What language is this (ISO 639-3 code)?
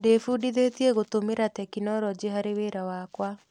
kik